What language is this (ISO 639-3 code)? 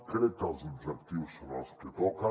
cat